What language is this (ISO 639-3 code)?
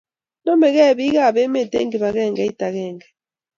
kln